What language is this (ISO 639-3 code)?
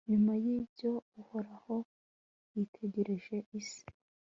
kin